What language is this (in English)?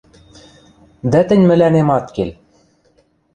Western Mari